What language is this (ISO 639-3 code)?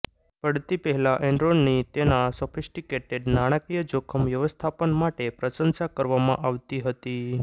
guj